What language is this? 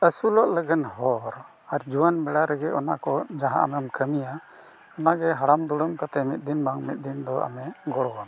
Santali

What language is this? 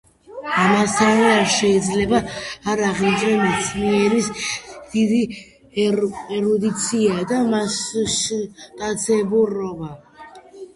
Georgian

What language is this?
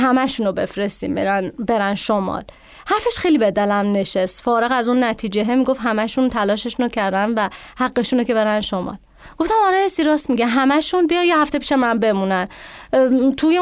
Persian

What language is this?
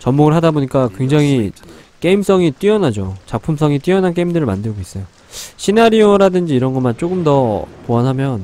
Korean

